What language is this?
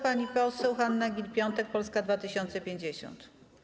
Polish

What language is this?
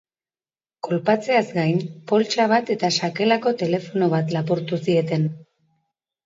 Basque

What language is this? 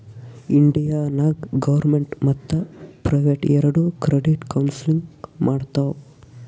Kannada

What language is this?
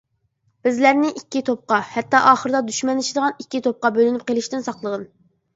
Uyghur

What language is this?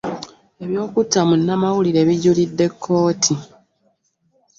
Ganda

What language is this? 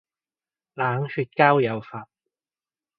Cantonese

